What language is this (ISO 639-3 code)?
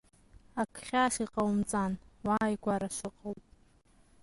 abk